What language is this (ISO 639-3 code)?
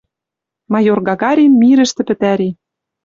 mrj